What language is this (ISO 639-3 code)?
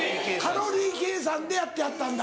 jpn